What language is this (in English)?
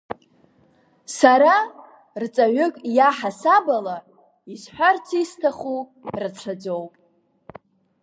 Abkhazian